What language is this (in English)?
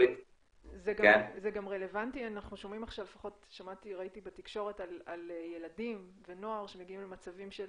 Hebrew